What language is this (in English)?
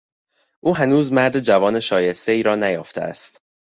Persian